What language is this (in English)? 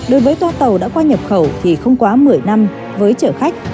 Vietnamese